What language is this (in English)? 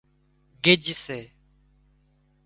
Wadiyara Koli